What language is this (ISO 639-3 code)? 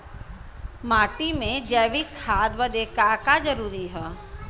bho